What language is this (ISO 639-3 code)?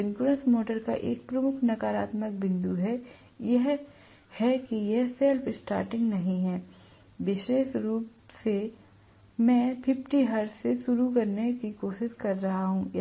hin